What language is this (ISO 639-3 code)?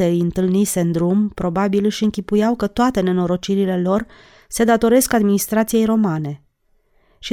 ron